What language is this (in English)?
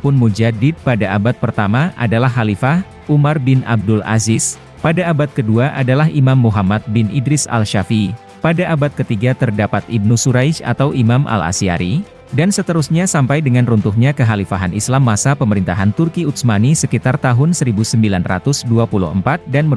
Indonesian